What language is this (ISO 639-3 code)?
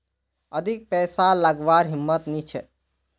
mag